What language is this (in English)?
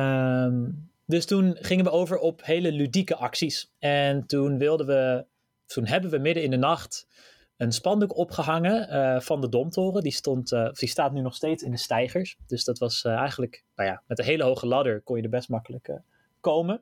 Dutch